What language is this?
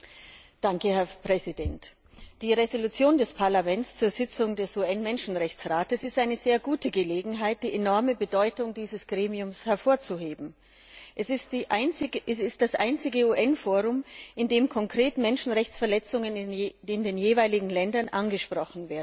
German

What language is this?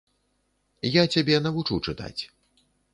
Belarusian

